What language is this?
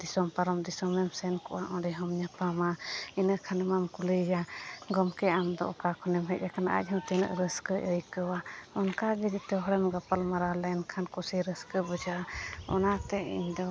Santali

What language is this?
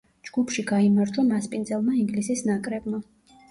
Georgian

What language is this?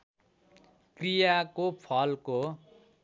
Nepali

